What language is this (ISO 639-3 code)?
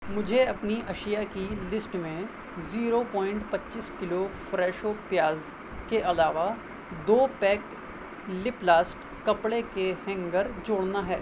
urd